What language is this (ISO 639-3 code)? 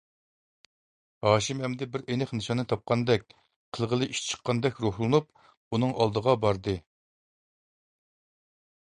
uig